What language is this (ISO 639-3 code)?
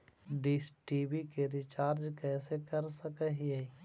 mag